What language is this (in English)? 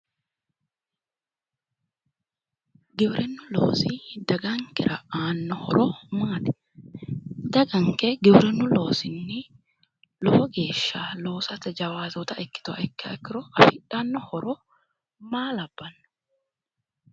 Sidamo